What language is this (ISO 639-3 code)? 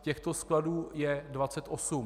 ces